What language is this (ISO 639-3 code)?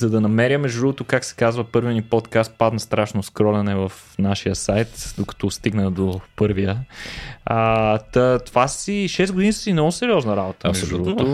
bul